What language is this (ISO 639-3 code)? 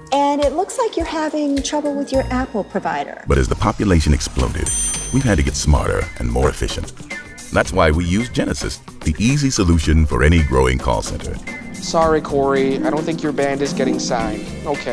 eng